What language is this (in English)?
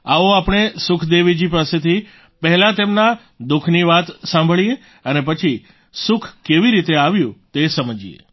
Gujarati